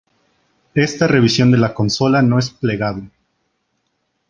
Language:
Spanish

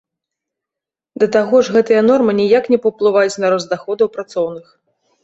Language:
Belarusian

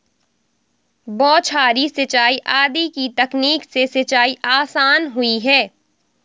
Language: Hindi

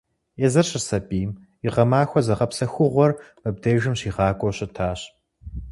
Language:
Kabardian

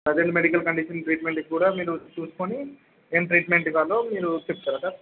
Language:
Telugu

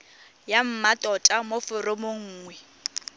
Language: Tswana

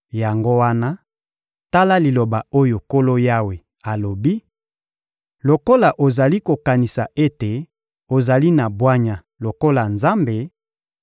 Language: Lingala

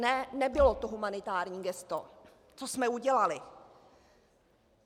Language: Czech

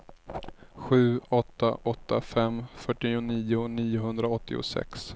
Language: Swedish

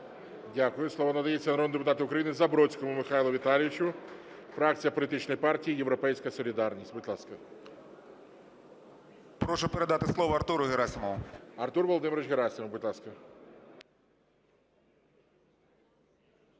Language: Ukrainian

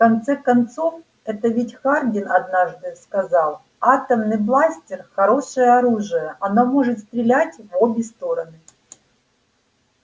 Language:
Russian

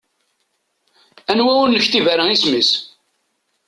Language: Kabyle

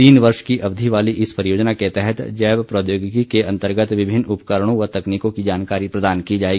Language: Hindi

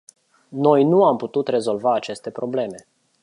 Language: Romanian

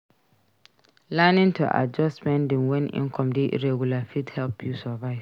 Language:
Nigerian Pidgin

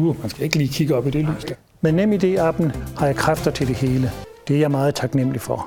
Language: Danish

